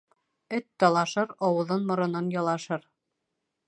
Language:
Bashkir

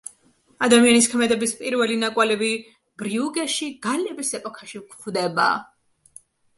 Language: Georgian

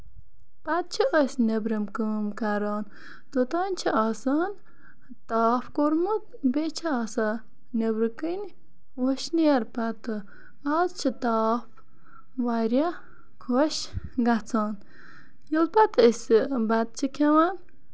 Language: Kashmiri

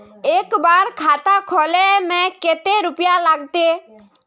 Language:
Magahi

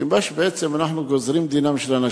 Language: Hebrew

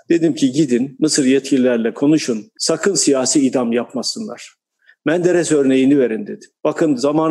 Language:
Turkish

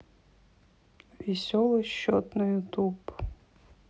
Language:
Russian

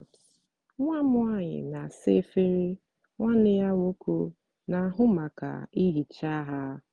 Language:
Igbo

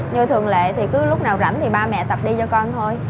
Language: Vietnamese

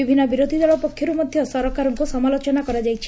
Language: Odia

